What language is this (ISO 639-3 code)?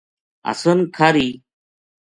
gju